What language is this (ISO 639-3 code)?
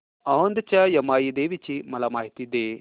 mar